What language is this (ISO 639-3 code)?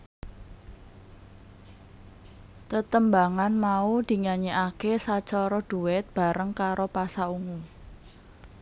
jav